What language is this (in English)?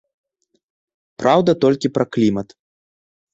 Belarusian